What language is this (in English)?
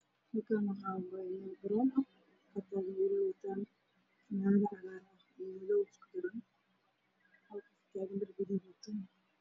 Somali